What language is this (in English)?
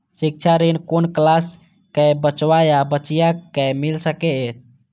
Maithili